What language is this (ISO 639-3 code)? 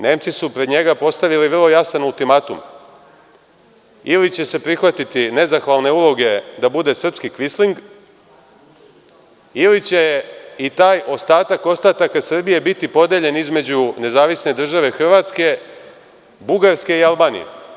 srp